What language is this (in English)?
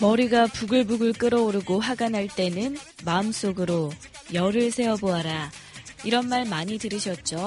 Korean